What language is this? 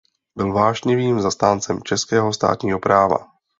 Czech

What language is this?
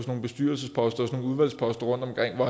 Danish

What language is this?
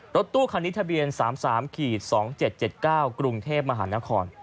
Thai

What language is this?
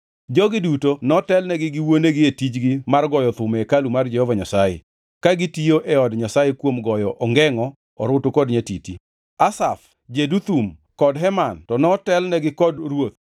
Luo (Kenya and Tanzania)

